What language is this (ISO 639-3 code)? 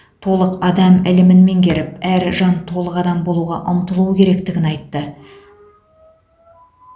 kaz